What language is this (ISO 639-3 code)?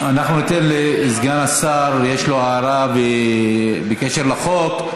heb